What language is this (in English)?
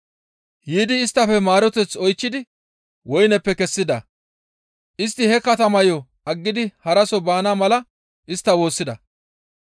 Gamo